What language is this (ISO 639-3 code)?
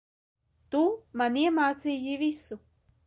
lav